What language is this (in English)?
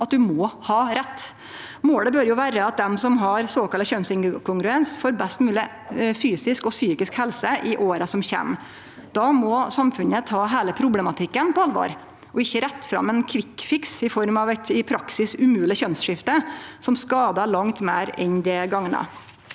Norwegian